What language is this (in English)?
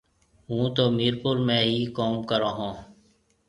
Marwari (Pakistan)